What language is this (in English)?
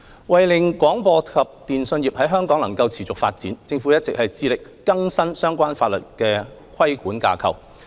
Cantonese